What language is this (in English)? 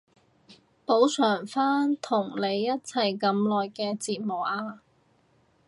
Cantonese